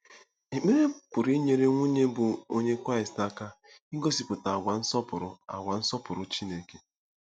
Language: Igbo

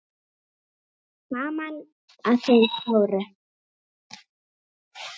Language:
Icelandic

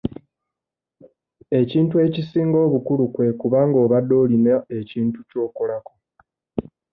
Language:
Ganda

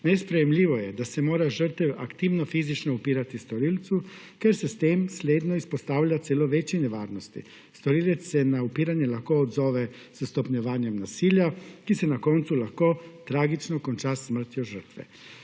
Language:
Slovenian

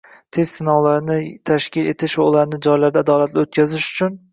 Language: Uzbek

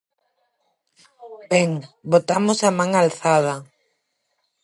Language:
Galician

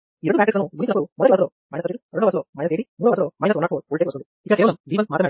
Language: Telugu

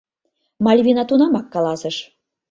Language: Mari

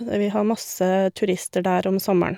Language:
Norwegian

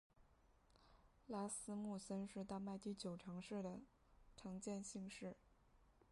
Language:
Chinese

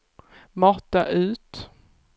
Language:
Swedish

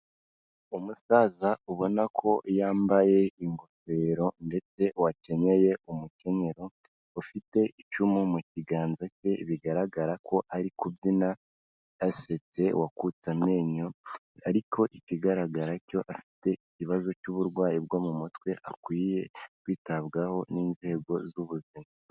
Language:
Kinyarwanda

